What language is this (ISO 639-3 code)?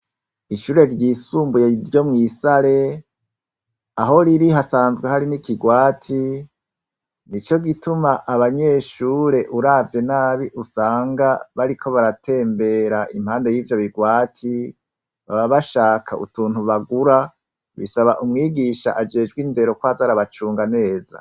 run